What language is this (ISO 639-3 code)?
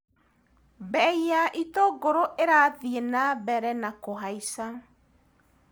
kik